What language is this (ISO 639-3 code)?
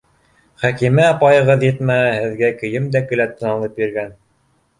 bak